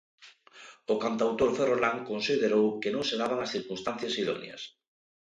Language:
Galician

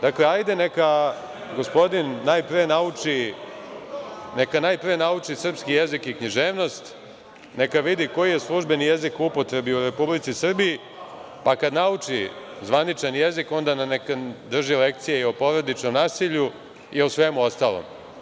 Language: Serbian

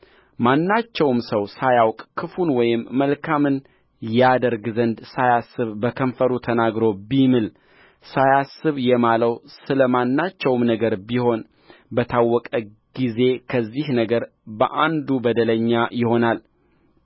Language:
Amharic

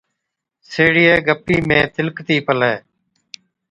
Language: Od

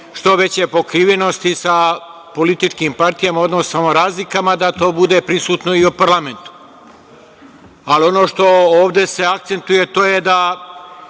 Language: Serbian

